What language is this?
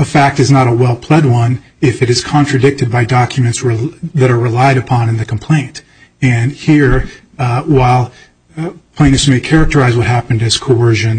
English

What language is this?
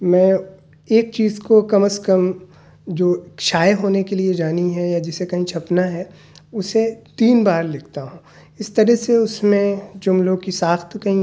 Urdu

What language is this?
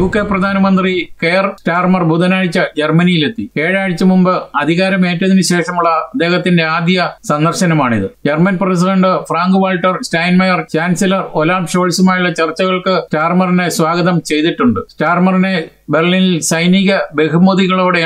Malayalam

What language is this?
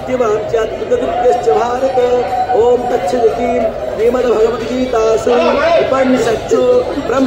Arabic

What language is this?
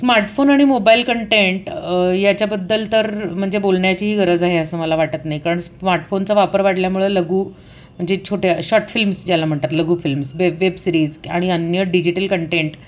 Marathi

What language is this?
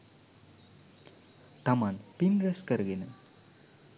Sinhala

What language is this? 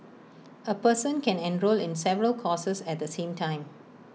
English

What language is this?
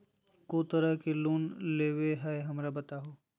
Magahi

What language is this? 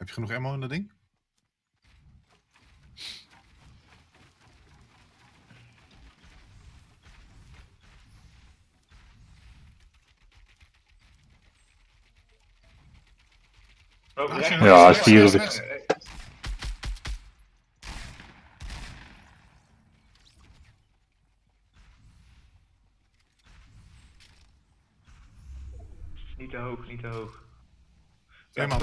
Dutch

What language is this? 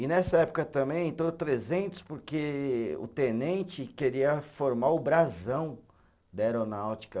Portuguese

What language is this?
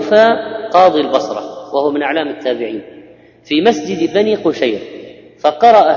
Arabic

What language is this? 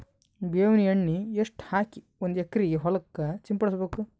Kannada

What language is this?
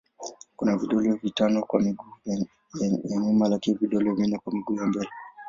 Swahili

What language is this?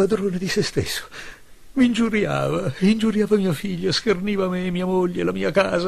Italian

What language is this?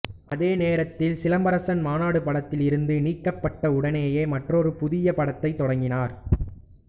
Tamil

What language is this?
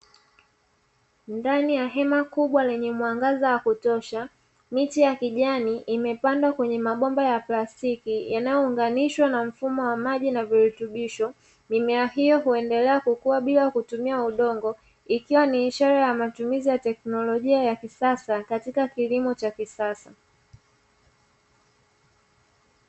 Swahili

